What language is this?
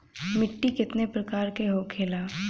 Bhojpuri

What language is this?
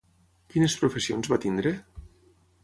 Catalan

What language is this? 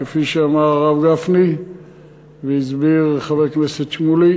Hebrew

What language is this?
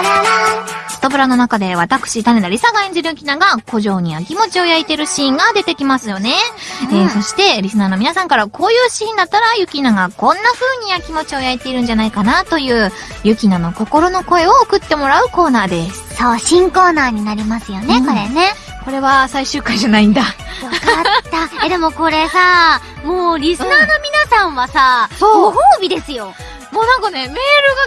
Japanese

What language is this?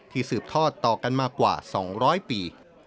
Thai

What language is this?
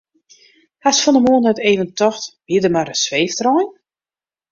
Western Frisian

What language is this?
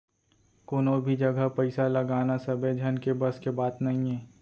Chhattisgarhi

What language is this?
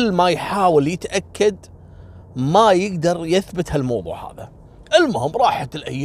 Arabic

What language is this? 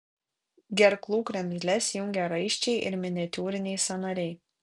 Lithuanian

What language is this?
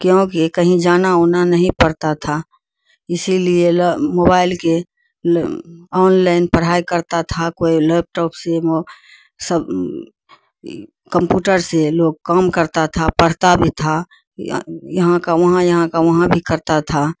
Urdu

